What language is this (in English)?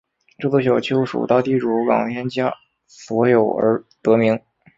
Chinese